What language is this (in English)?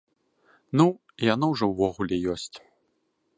Belarusian